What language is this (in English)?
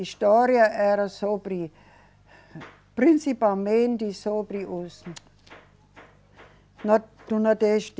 Portuguese